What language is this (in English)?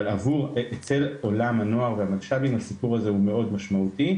Hebrew